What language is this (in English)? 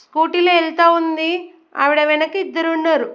Telugu